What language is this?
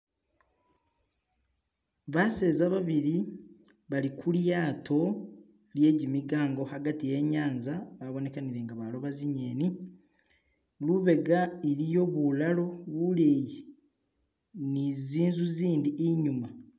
Masaaba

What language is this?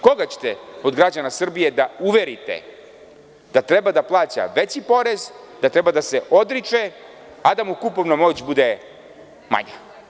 Serbian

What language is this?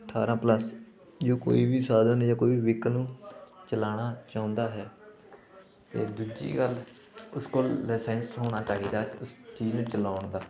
Punjabi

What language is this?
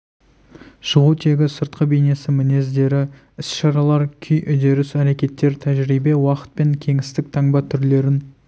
Kazakh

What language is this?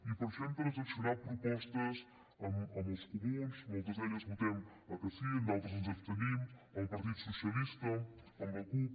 Catalan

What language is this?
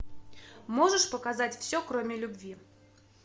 Russian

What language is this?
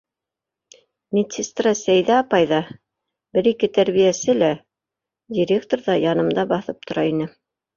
Bashkir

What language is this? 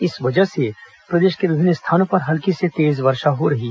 Hindi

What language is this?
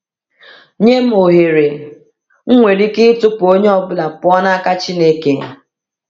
Igbo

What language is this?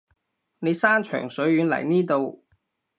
Cantonese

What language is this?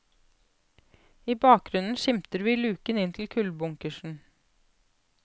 Norwegian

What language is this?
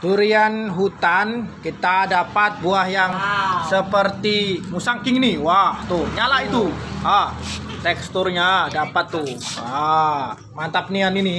Indonesian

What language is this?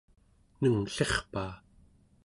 Central Yupik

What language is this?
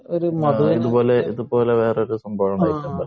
Malayalam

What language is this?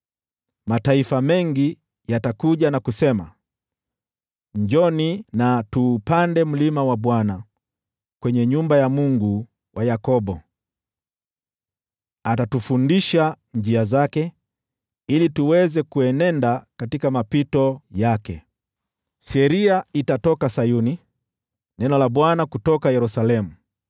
Swahili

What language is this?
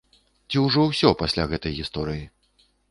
Belarusian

